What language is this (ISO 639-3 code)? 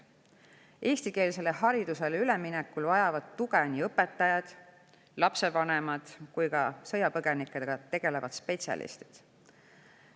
est